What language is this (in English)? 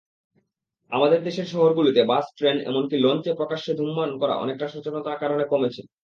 Bangla